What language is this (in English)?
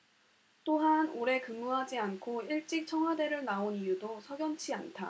Korean